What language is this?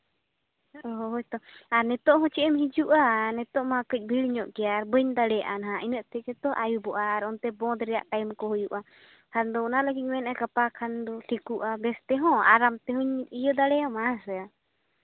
Santali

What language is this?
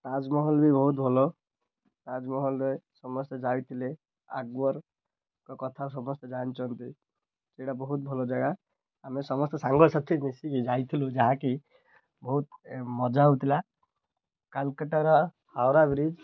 Odia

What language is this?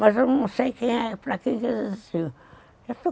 Portuguese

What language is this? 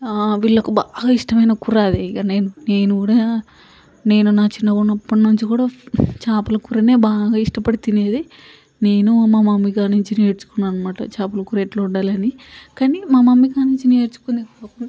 Telugu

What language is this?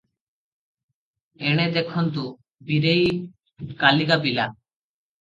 Odia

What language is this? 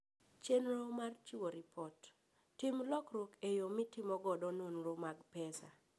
Luo (Kenya and Tanzania)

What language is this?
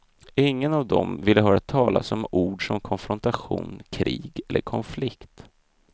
Swedish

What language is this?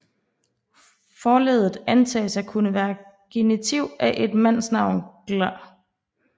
Danish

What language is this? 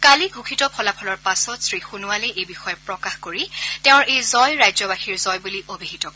Assamese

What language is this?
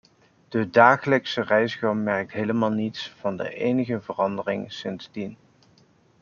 Dutch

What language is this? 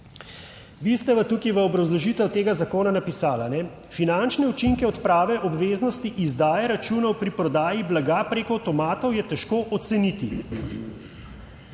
Slovenian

